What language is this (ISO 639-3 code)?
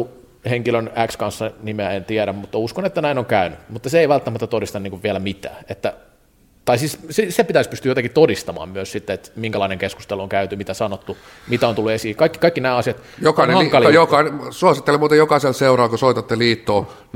fin